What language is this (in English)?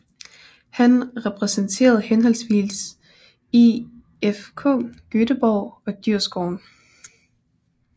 Danish